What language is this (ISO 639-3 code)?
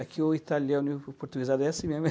por